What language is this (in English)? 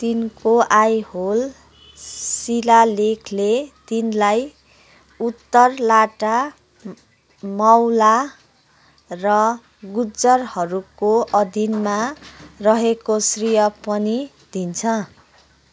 Nepali